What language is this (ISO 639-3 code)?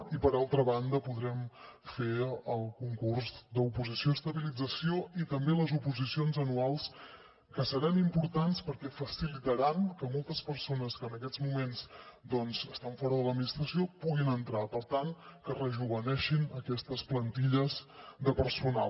cat